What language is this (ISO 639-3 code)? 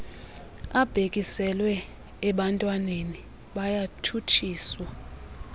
xho